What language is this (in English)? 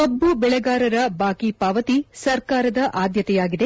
Kannada